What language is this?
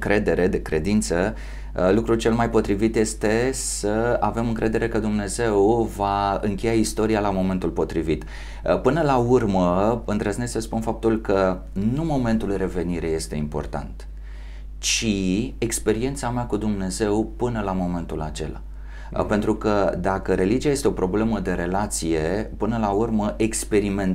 Romanian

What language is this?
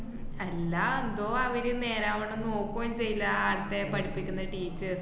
Malayalam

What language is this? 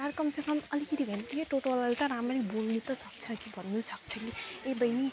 Nepali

